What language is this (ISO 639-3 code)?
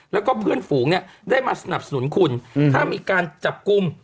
tha